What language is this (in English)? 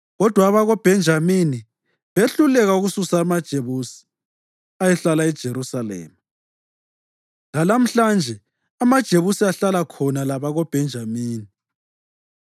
North Ndebele